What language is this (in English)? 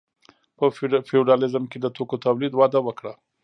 Pashto